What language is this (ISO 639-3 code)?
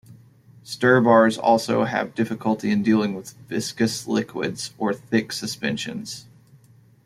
eng